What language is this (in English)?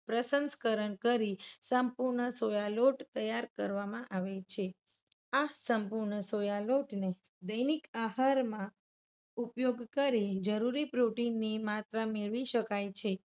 Gujarati